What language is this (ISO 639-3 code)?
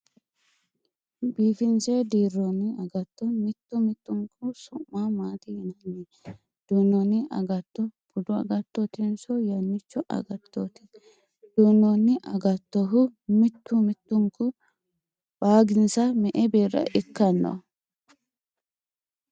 sid